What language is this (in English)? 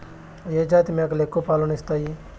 Telugu